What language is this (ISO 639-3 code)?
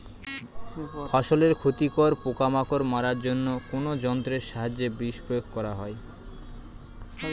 ben